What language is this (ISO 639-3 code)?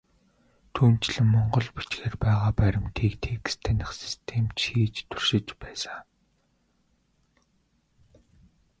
mon